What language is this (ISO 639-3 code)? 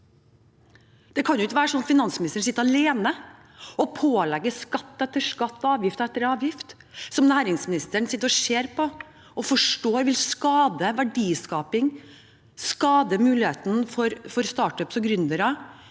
nor